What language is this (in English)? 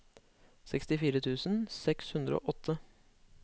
Norwegian